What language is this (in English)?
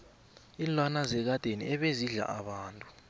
South Ndebele